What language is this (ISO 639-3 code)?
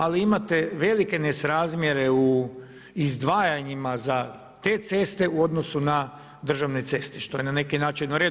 hrv